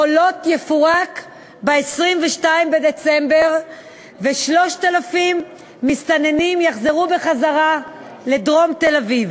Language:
Hebrew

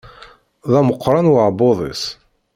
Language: Kabyle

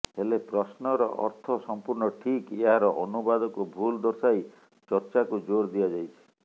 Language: Odia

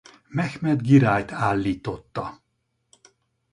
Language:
Hungarian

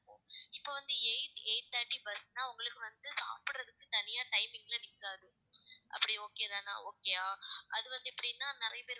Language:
Tamil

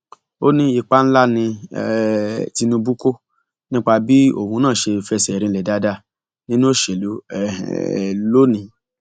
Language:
Yoruba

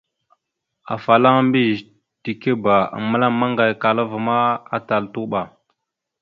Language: Mada (Cameroon)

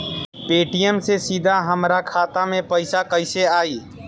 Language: Bhojpuri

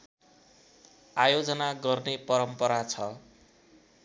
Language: Nepali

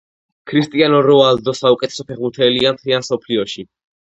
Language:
Georgian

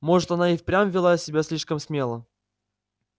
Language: Russian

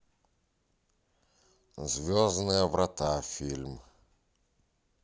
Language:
Russian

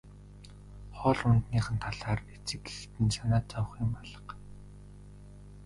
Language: Mongolian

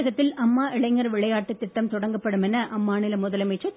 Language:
Tamil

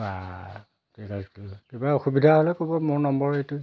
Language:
Assamese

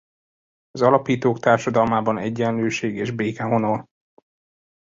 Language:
Hungarian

